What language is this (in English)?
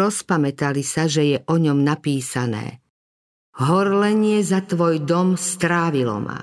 Slovak